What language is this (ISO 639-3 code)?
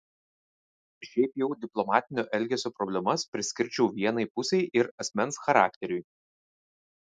lit